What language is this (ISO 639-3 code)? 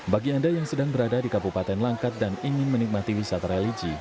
ind